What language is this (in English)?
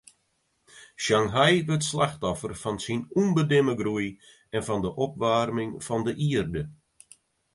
Western Frisian